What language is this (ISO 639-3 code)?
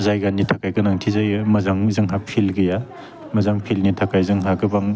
brx